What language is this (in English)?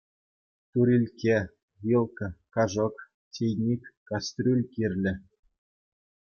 Chuvash